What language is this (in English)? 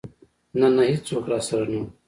Pashto